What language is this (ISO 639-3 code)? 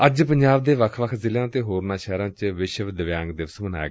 pan